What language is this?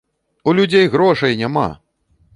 Belarusian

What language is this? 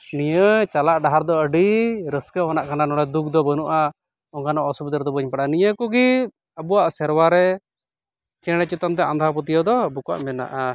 Santali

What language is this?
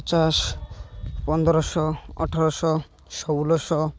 Odia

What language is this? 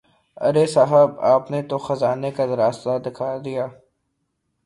Urdu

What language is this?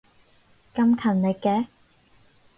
Cantonese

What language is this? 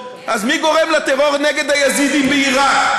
Hebrew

